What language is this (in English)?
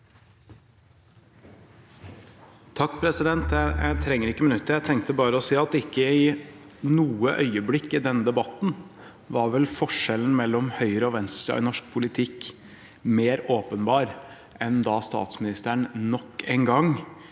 Norwegian